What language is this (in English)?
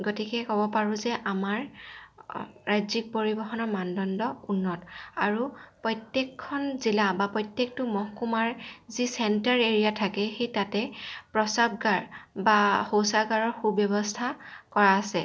Assamese